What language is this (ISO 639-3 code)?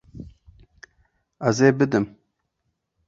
kur